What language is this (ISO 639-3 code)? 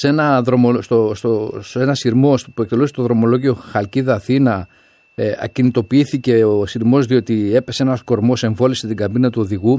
ell